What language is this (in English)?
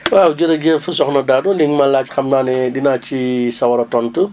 Wolof